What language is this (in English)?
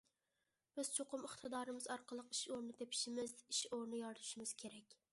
Uyghur